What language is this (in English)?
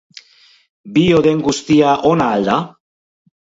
Basque